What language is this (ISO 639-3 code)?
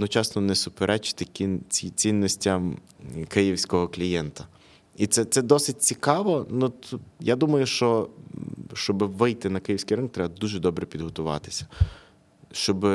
ukr